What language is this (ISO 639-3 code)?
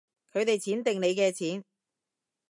yue